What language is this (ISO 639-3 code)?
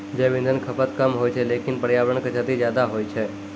mai